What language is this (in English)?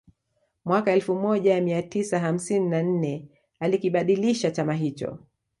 Swahili